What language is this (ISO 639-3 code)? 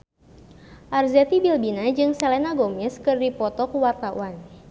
sun